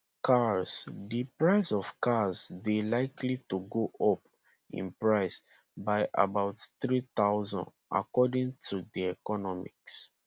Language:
Nigerian Pidgin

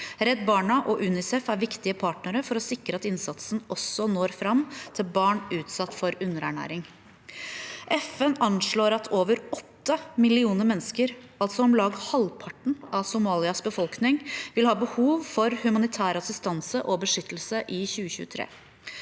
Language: Norwegian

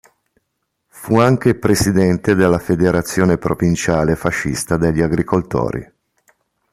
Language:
Italian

